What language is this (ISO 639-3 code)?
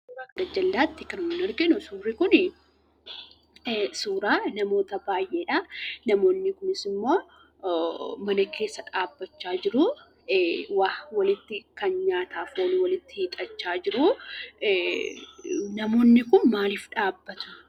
orm